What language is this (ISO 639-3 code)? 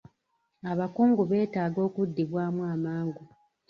lug